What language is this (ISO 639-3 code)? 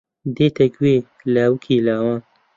ckb